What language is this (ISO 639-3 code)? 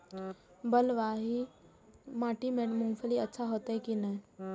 mai